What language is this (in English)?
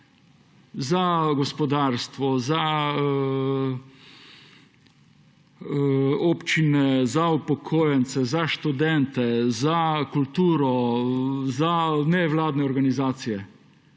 Slovenian